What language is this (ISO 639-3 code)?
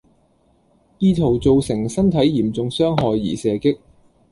yue